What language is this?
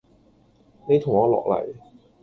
Cantonese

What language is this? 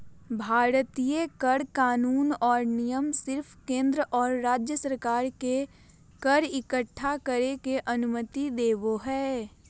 Magahi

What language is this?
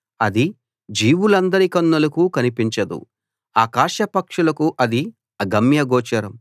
Telugu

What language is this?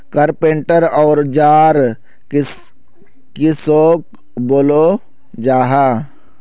Magahi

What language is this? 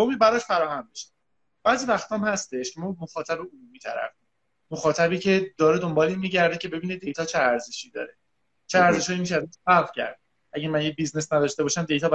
Persian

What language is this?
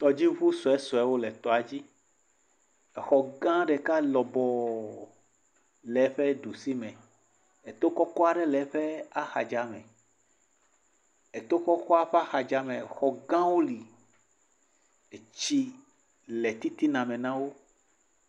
Ewe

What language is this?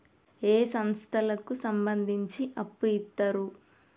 Telugu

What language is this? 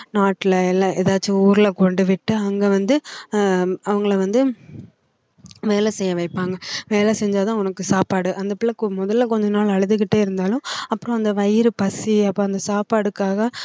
Tamil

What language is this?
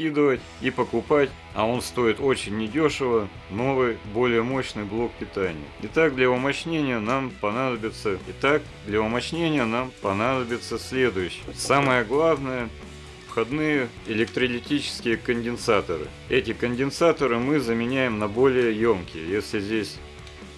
Russian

